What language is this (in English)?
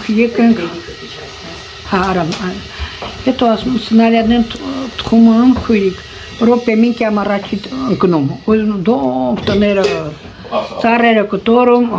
Romanian